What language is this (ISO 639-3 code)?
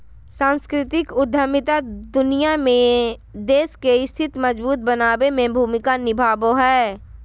mag